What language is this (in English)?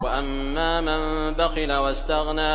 Arabic